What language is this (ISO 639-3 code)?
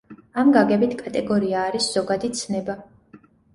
kat